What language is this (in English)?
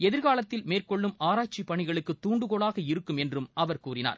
Tamil